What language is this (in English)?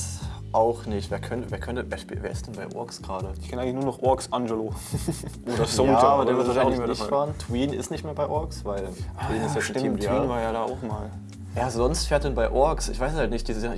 German